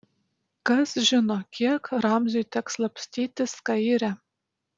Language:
Lithuanian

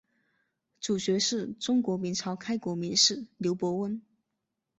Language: Chinese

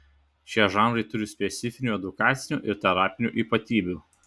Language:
Lithuanian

